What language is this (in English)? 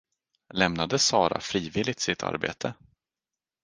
Swedish